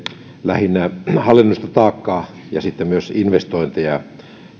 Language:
Finnish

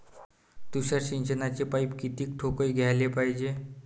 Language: Marathi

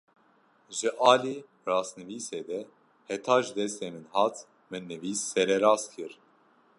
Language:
Kurdish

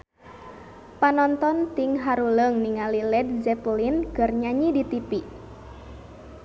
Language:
Sundanese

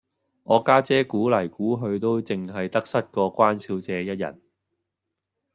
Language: Cantonese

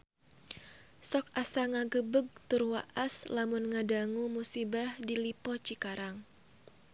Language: Sundanese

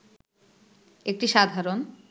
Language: Bangla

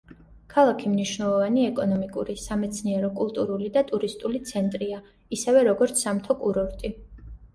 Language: Georgian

